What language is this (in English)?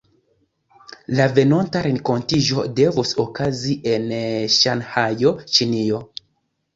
Esperanto